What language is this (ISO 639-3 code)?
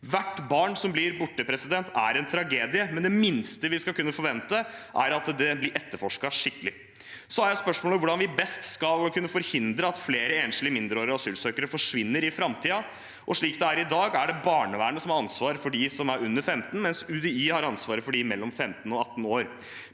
nor